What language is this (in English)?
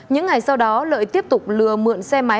Vietnamese